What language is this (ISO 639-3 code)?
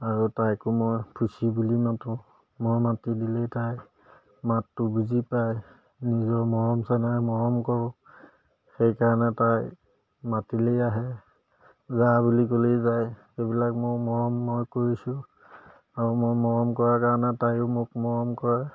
asm